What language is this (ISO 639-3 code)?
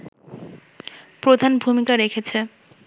ben